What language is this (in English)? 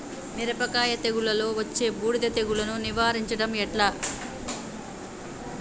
Telugu